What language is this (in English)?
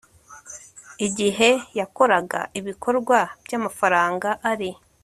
Kinyarwanda